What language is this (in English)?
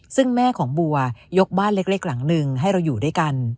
Thai